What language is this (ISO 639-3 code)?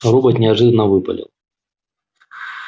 rus